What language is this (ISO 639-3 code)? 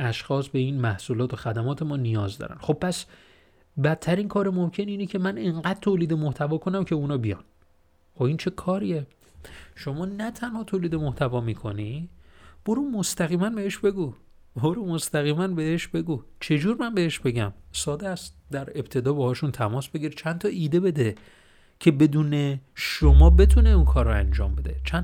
fas